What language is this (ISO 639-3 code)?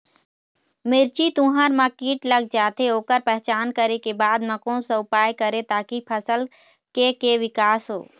hne